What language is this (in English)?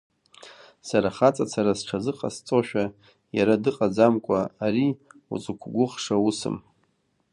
Abkhazian